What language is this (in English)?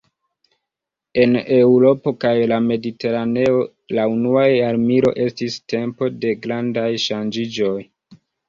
Esperanto